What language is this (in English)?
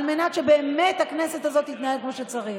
Hebrew